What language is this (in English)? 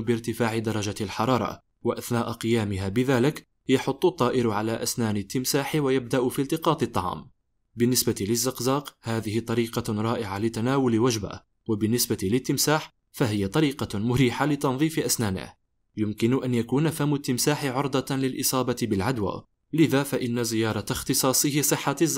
Arabic